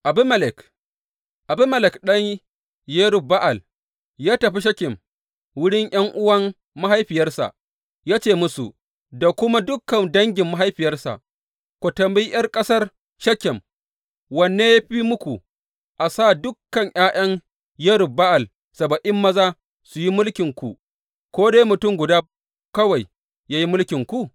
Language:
Hausa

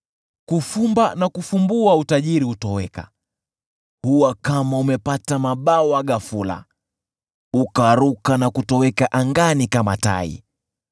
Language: Swahili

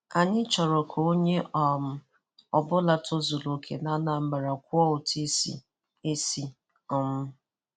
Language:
Igbo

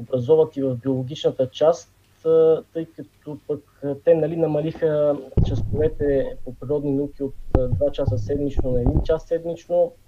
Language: Bulgarian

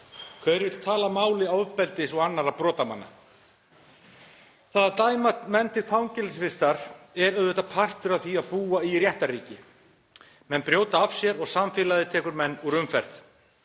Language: Icelandic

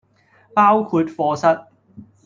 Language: Cantonese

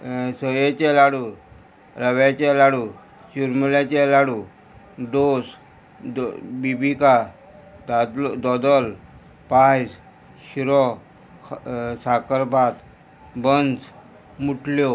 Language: Konkani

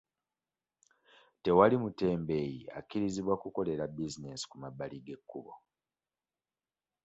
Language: Ganda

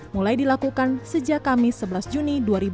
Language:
Indonesian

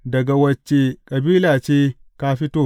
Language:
Hausa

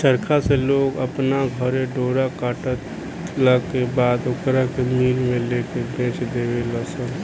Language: Bhojpuri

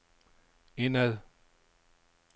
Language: Danish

